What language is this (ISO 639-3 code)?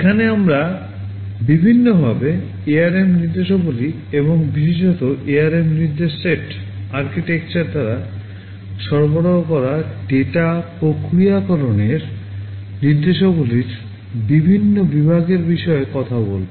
ben